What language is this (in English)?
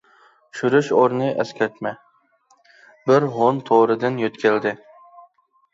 Uyghur